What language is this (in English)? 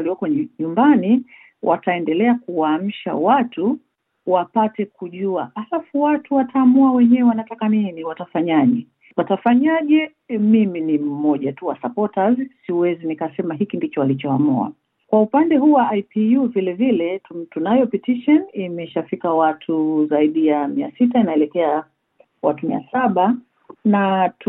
Swahili